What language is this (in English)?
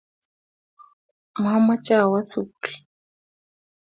Kalenjin